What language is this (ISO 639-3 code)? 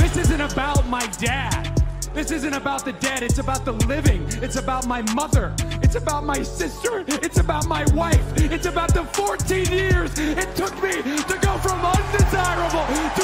ell